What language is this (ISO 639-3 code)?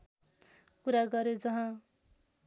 nep